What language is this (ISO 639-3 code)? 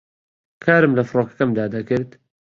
ckb